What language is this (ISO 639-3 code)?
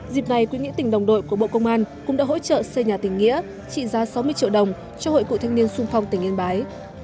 vie